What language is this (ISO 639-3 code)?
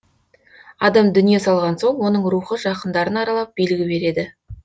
kaz